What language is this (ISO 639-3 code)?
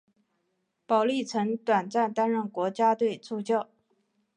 zho